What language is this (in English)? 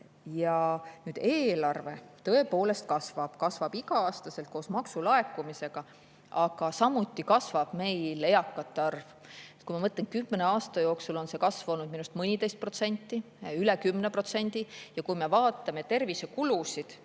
Estonian